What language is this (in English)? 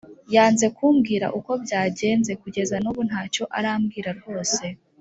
Kinyarwanda